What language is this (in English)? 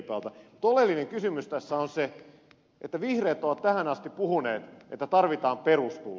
Finnish